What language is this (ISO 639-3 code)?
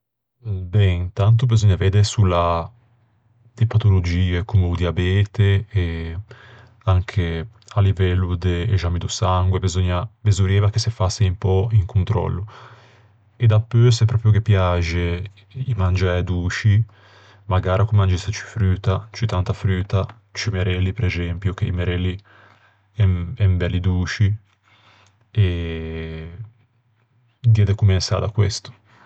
lij